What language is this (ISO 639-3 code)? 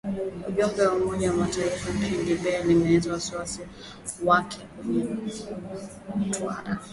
swa